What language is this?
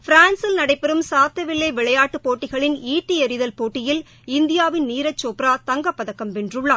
Tamil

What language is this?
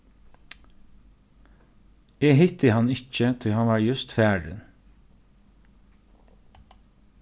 Faroese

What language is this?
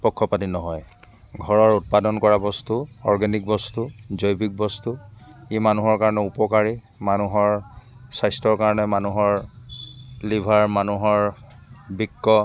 Assamese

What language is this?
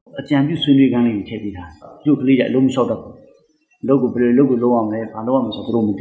Arabic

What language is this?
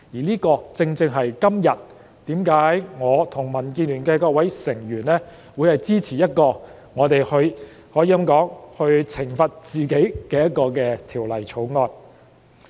Cantonese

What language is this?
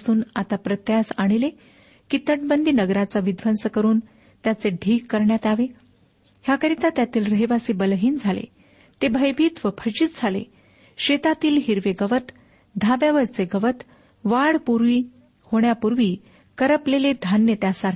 Marathi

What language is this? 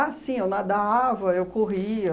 Portuguese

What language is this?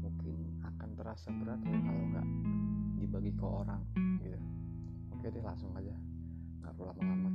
Indonesian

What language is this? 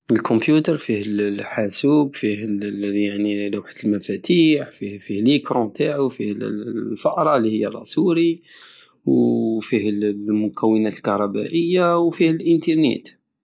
Algerian Saharan Arabic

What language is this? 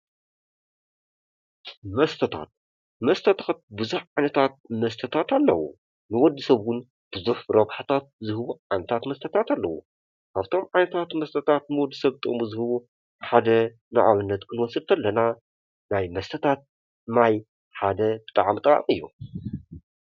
Tigrinya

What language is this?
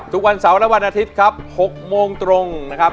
Thai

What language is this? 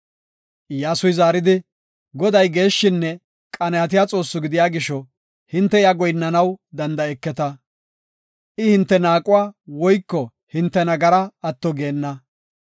Gofa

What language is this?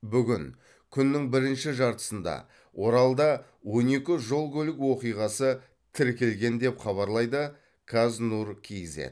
Kazakh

